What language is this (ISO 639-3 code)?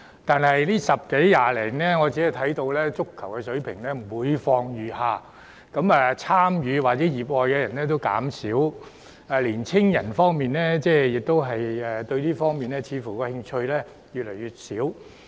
yue